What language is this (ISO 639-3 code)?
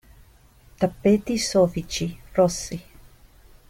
ita